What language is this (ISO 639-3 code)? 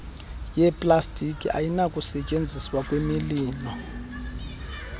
xho